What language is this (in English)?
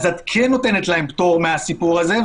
Hebrew